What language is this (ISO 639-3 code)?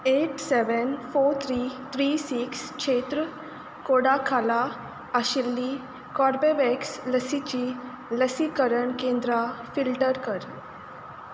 kok